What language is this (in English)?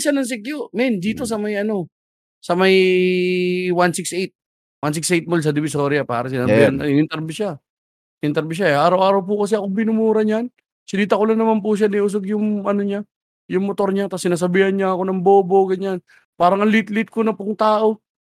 Filipino